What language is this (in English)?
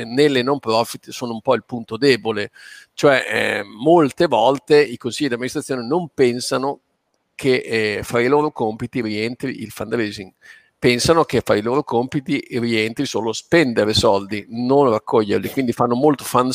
Italian